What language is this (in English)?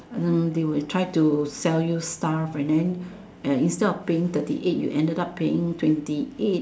English